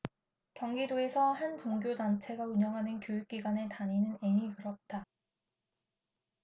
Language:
Korean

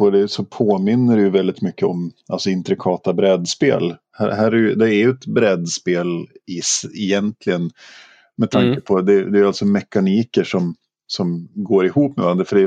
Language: Swedish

